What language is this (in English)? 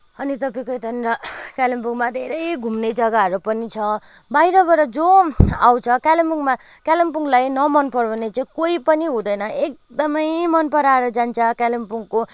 Nepali